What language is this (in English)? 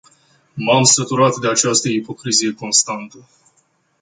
Romanian